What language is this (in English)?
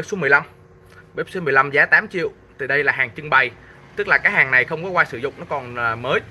Vietnamese